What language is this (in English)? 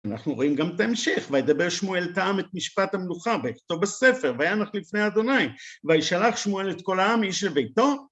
Hebrew